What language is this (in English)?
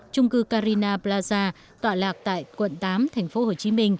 Vietnamese